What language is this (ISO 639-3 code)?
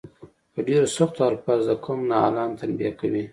pus